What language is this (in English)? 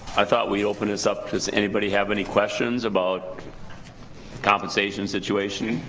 English